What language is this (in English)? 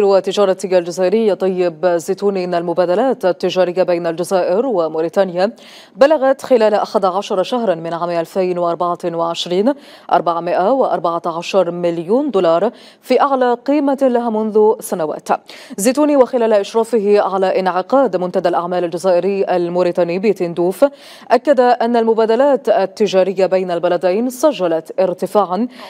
Arabic